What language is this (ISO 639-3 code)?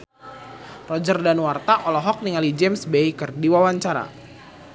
sun